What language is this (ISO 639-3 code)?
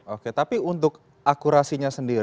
ind